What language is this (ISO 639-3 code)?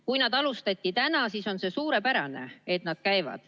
est